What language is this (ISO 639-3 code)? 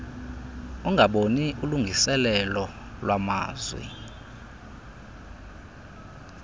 xho